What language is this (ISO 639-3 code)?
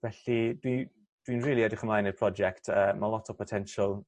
cym